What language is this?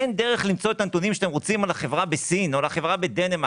Hebrew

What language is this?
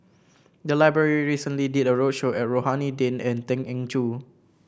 English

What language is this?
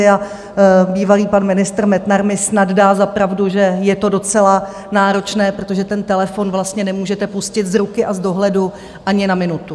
Czech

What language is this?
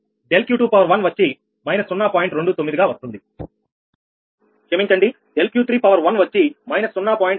Telugu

